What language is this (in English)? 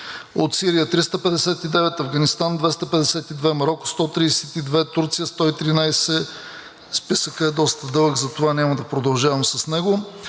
Bulgarian